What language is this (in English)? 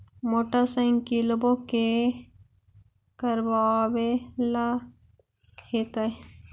Magahi